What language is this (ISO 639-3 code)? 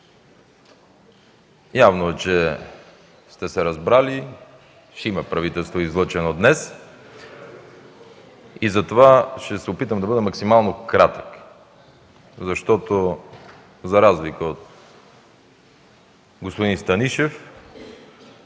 bul